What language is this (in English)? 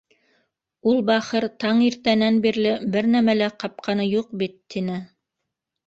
Bashkir